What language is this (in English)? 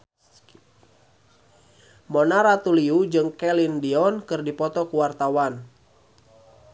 Sundanese